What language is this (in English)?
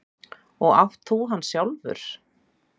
Icelandic